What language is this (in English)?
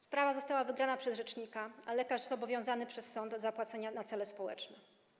Polish